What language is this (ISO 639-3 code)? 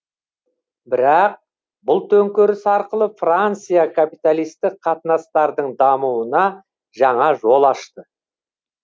kaz